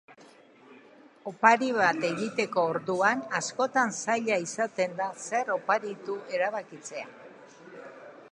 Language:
Basque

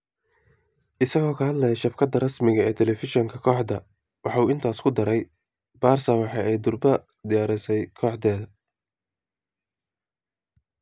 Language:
Somali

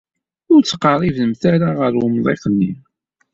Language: Kabyle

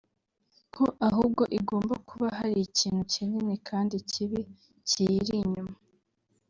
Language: Kinyarwanda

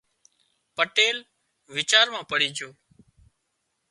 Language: Wadiyara Koli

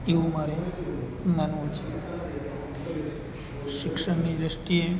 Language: Gujarati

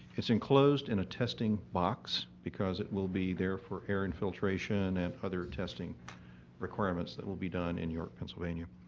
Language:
English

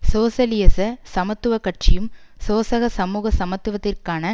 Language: Tamil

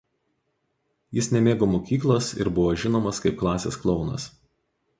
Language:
Lithuanian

